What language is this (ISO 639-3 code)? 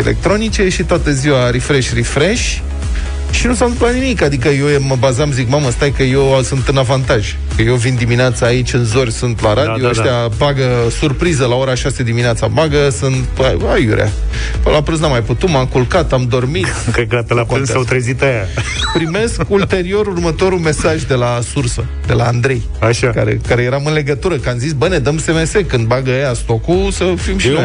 ron